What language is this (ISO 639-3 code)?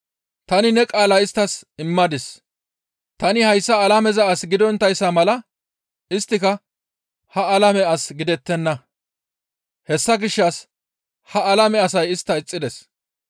gmv